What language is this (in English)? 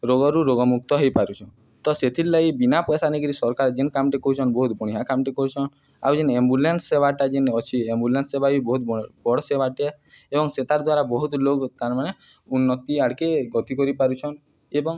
Odia